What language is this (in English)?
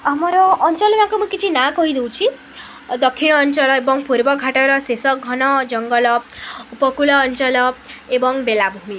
Odia